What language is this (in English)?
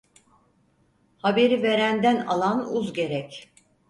Turkish